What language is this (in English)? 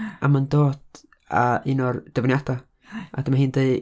Welsh